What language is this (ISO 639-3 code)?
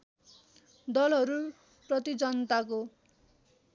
nep